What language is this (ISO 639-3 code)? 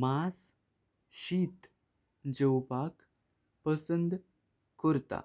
kok